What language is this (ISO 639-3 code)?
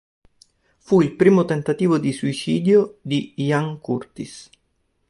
ita